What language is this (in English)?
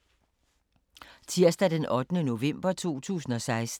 Danish